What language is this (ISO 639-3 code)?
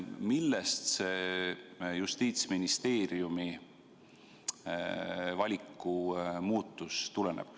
est